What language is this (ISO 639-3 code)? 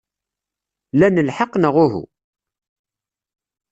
kab